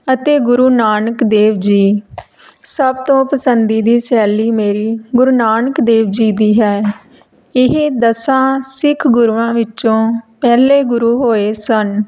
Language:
Punjabi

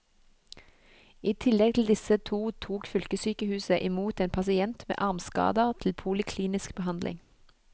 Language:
Norwegian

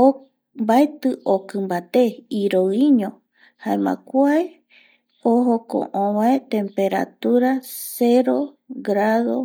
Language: Eastern Bolivian Guaraní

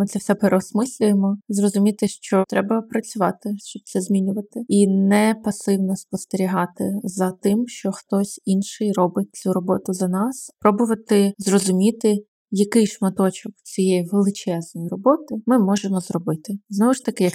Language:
Ukrainian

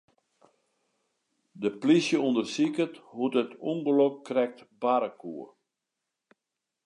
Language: Western Frisian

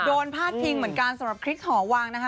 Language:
Thai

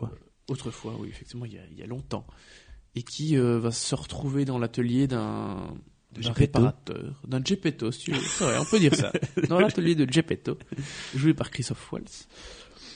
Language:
French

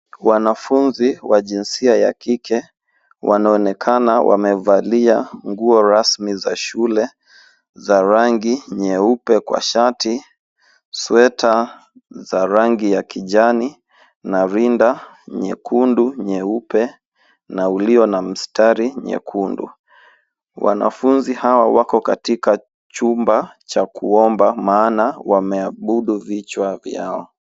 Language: Swahili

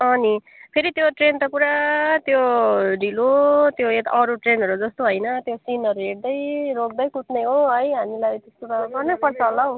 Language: Nepali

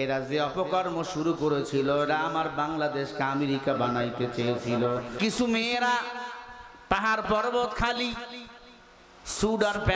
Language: Bangla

